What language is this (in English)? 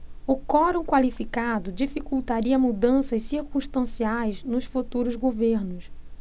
Portuguese